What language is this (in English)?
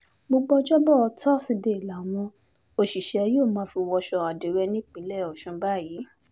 Yoruba